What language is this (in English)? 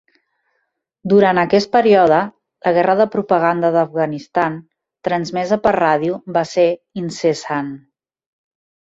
Catalan